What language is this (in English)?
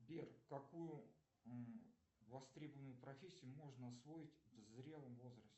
Russian